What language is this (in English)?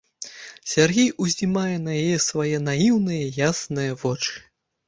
Belarusian